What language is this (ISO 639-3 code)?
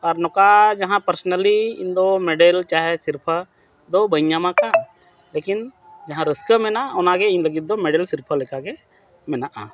sat